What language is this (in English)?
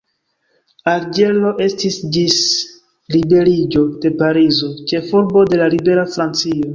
Esperanto